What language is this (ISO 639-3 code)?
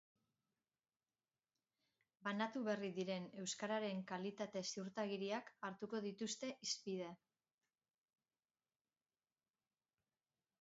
eus